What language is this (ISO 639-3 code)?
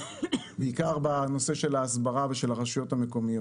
heb